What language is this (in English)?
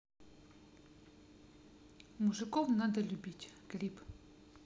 Russian